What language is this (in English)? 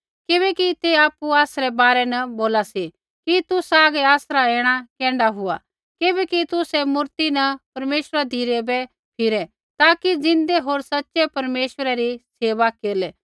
Kullu Pahari